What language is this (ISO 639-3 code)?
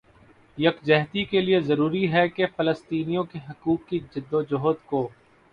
urd